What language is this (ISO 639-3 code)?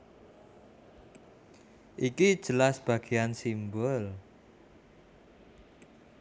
jav